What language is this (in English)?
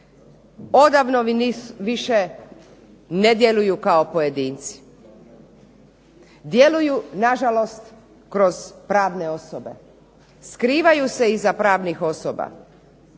Croatian